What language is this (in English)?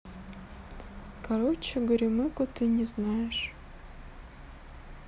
Russian